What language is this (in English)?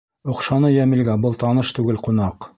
Bashkir